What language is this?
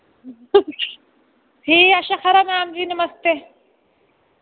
Dogri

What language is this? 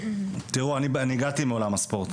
Hebrew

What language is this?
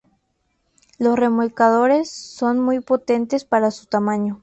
Spanish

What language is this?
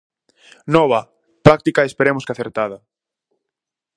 Galician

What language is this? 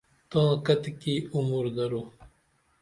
Dameli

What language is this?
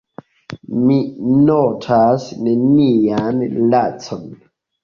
Esperanto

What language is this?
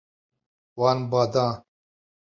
Kurdish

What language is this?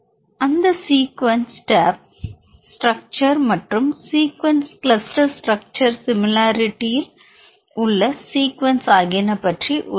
Tamil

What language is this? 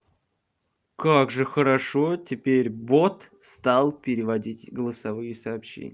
Russian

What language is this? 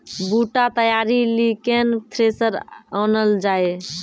Maithili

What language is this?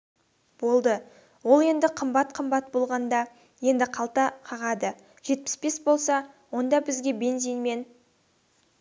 Kazakh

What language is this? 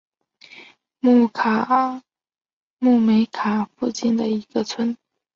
Chinese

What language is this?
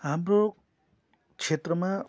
Nepali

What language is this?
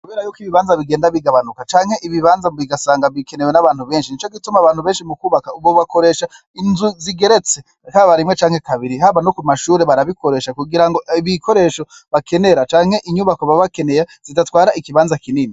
Rundi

